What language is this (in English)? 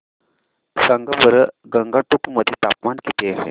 Marathi